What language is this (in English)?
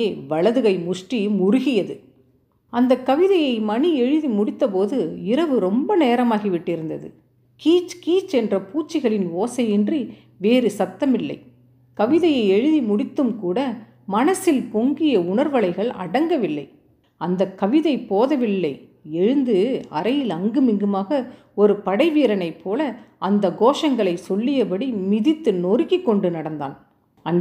Tamil